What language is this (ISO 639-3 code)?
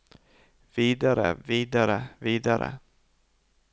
nor